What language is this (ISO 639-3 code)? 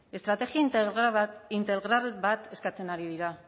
eus